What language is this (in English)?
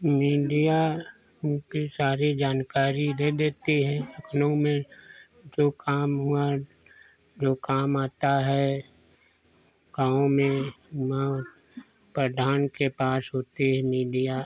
Hindi